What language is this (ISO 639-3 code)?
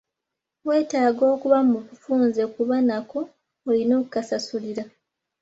lug